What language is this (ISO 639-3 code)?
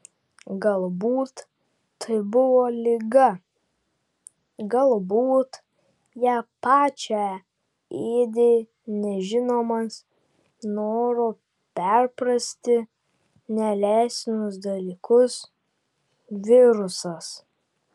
lit